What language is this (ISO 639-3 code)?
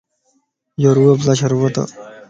lss